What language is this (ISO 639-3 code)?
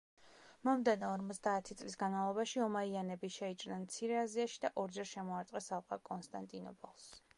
kat